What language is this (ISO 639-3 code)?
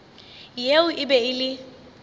nso